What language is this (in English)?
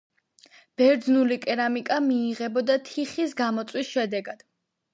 Georgian